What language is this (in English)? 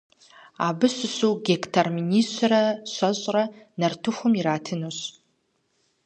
Kabardian